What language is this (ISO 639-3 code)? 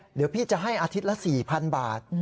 tha